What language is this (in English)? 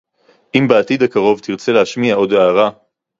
Hebrew